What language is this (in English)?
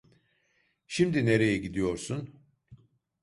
Turkish